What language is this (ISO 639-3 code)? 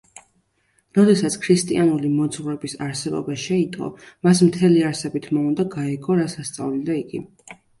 kat